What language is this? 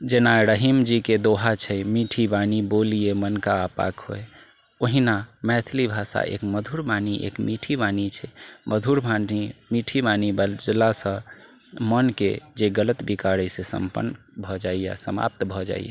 Maithili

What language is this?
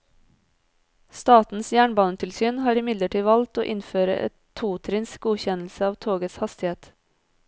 Norwegian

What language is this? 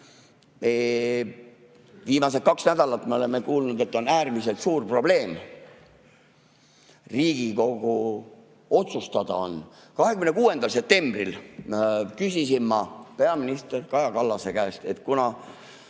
Estonian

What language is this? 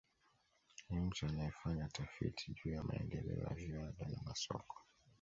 Swahili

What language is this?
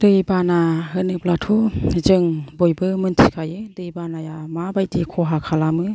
Bodo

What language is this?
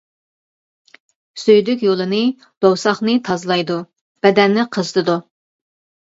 Uyghur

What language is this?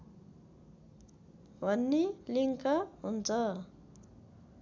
Nepali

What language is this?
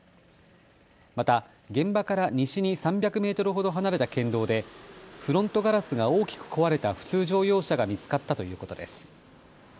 Japanese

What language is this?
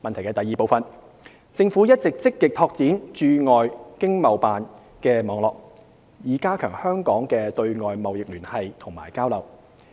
Cantonese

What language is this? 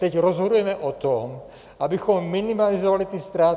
Czech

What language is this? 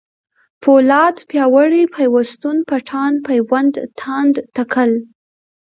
Pashto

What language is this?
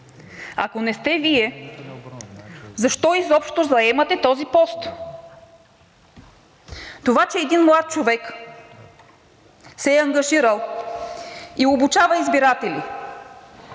Bulgarian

